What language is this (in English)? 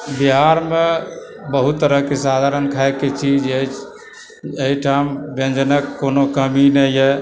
Maithili